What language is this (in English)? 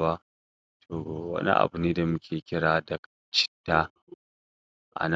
Hausa